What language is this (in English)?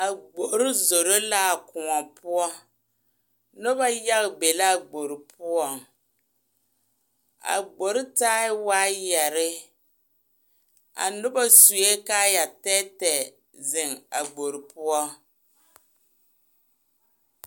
Southern Dagaare